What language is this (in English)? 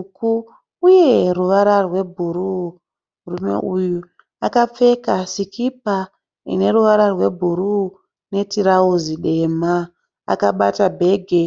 Shona